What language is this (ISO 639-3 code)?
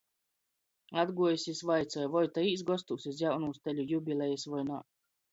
ltg